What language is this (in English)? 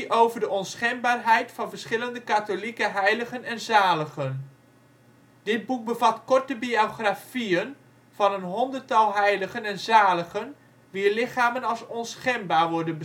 Dutch